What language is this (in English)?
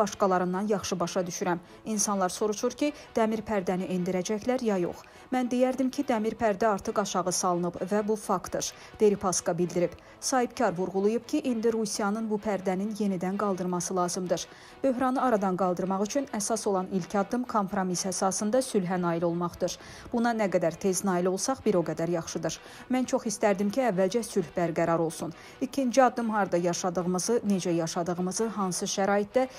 Turkish